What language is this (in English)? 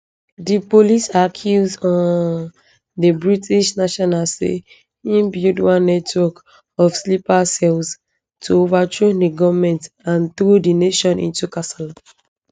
Nigerian Pidgin